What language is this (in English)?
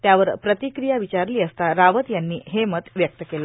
Marathi